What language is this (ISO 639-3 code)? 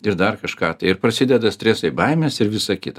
lit